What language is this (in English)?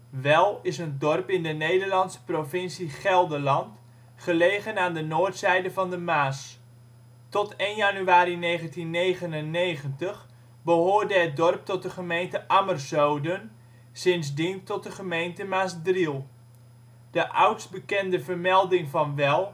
Dutch